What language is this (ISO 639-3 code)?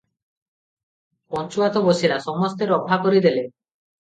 ori